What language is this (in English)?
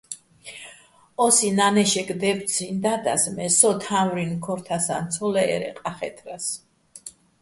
Bats